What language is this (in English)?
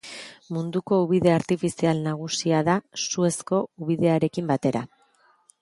Basque